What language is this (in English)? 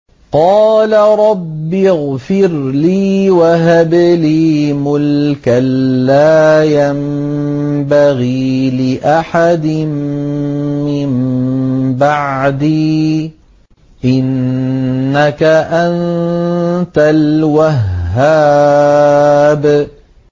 Arabic